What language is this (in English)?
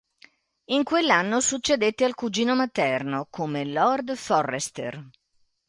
Italian